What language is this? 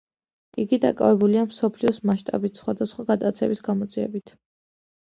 Georgian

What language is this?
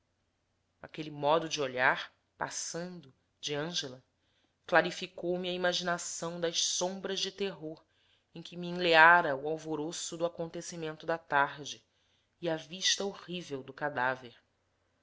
Portuguese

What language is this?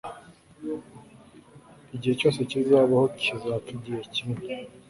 Kinyarwanda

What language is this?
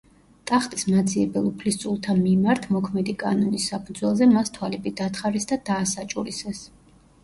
Georgian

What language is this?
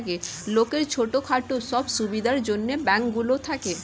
Bangla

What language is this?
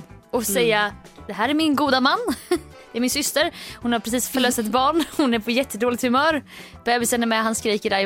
Swedish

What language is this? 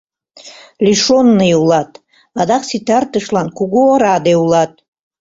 Mari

